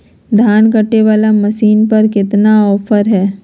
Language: Magahi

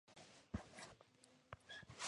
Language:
Spanish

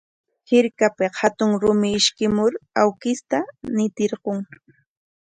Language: Corongo Ancash Quechua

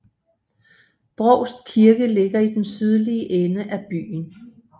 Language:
Danish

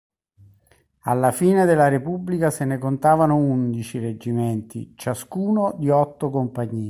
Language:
Italian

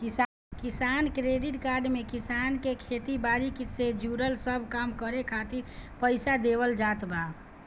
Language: Bhojpuri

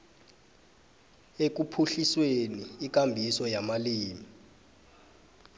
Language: South Ndebele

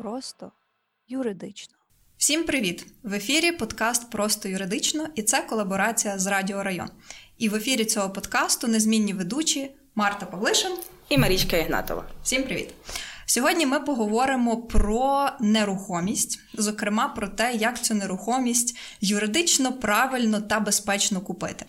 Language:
Ukrainian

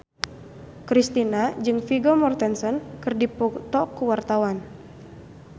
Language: Sundanese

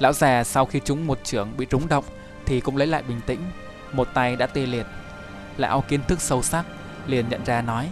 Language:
Vietnamese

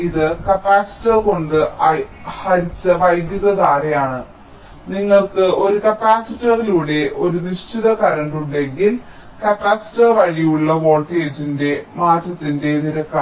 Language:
Malayalam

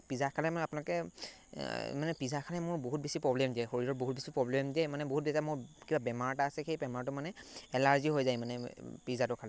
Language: Assamese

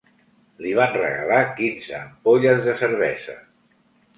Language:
Catalan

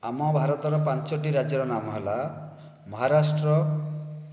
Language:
Odia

